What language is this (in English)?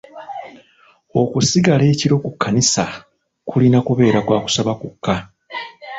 Ganda